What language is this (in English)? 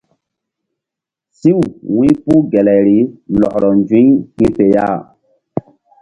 Mbum